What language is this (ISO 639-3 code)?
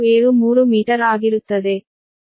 kan